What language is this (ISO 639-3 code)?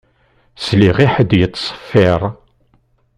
kab